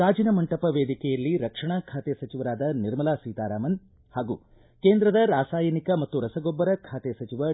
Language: Kannada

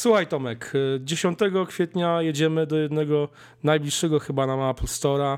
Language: Polish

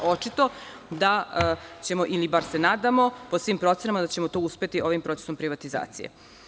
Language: Serbian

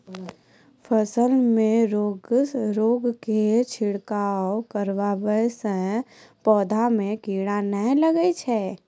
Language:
Maithili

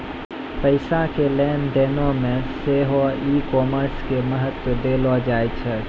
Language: Maithili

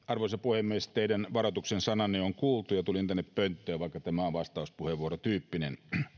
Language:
Finnish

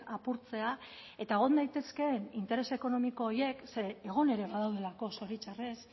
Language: Basque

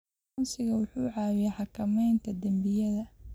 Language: Somali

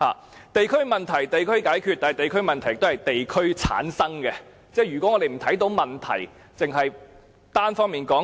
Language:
Cantonese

